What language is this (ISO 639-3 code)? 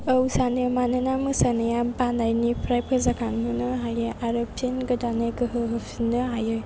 brx